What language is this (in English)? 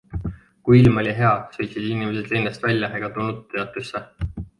Estonian